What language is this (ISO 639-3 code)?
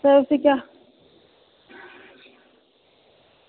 doi